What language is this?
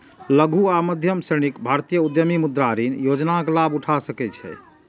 Maithili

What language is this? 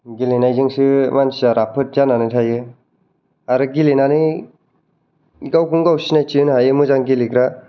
Bodo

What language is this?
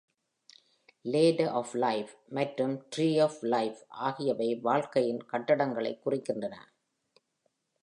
Tamil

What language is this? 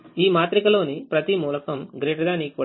Telugu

